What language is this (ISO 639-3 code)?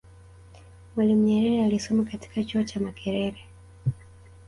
swa